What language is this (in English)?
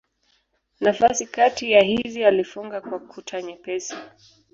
Swahili